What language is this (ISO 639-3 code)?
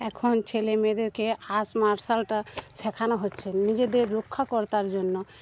ben